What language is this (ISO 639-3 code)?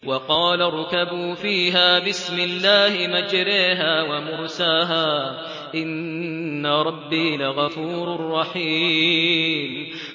ara